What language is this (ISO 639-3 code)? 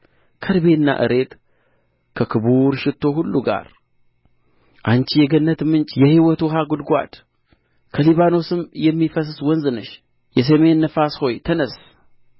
amh